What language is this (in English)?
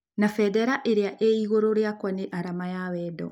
Kikuyu